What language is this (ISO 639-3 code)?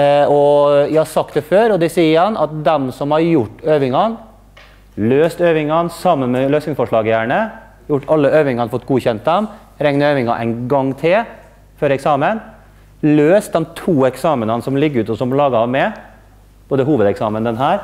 nor